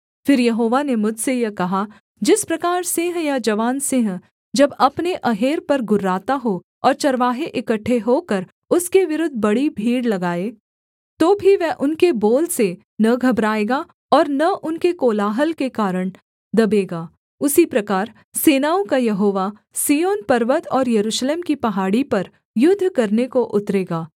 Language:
Hindi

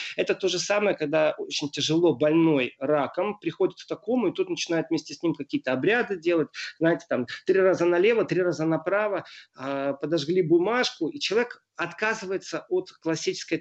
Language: Russian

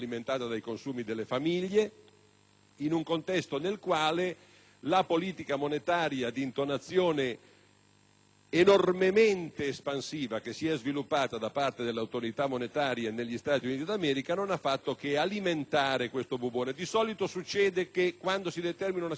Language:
Italian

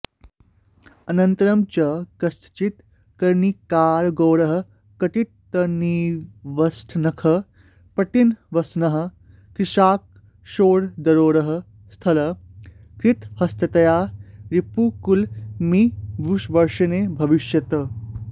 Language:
Sanskrit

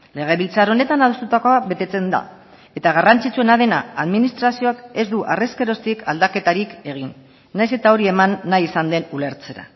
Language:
Basque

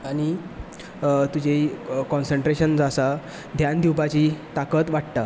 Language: Konkani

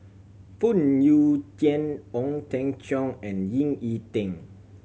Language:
English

